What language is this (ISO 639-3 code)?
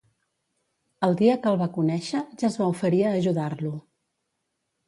cat